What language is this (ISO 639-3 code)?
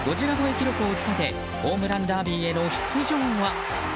jpn